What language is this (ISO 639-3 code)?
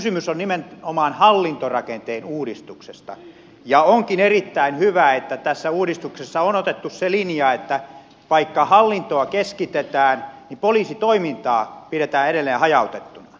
fin